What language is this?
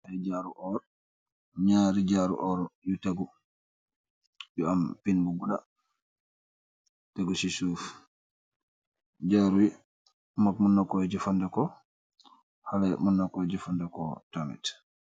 Wolof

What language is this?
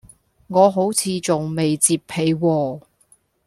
Cantonese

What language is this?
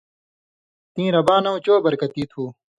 Indus Kohistani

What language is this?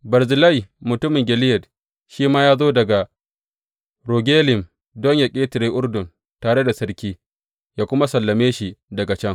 Hausa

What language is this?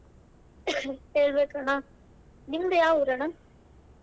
Kannada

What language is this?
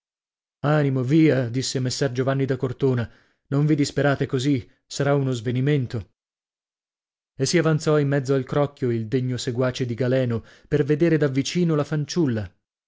Italian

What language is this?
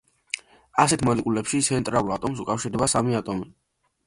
Georgian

